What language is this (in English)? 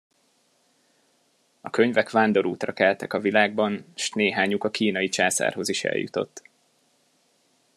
Hungarian